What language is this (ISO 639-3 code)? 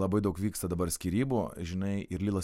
lit